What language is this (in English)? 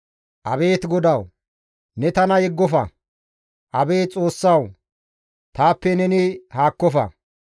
Gamo